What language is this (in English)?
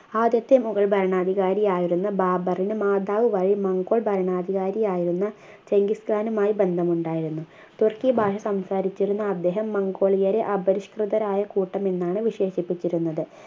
Malayalam